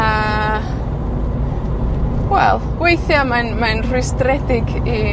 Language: Welsh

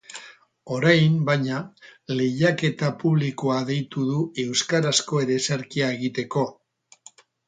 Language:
Basque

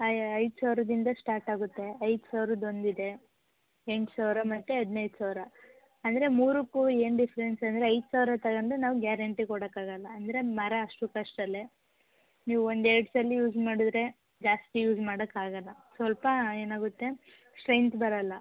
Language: Kannada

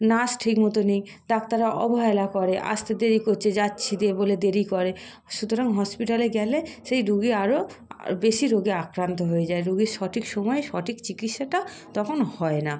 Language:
Bangla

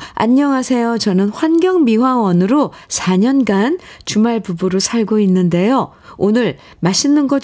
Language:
Korean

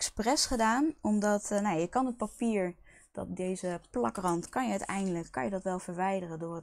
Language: Dutch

